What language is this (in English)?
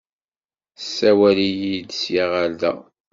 Kabyle